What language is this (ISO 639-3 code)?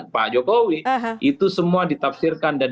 ind